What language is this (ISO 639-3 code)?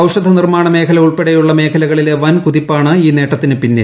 mal